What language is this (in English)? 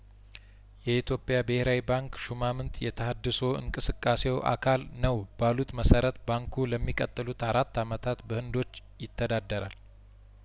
Amharic